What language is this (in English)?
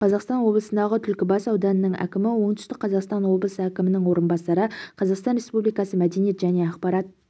Kazakh